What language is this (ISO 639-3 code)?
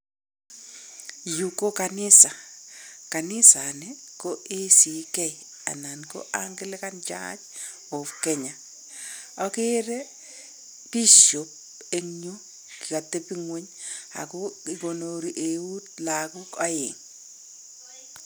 kln